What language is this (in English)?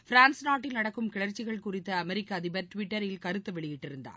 Tamil